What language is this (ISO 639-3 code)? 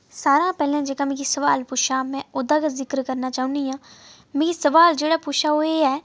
doi